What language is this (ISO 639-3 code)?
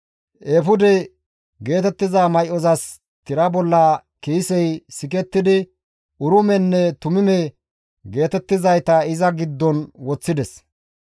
gmv